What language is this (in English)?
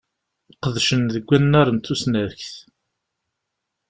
Kabyle